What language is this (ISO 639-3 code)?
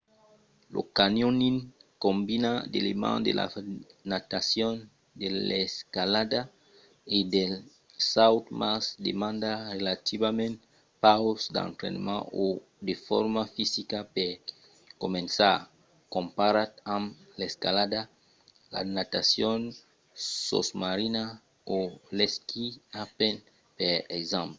oci